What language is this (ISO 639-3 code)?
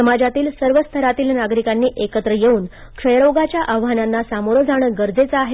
mar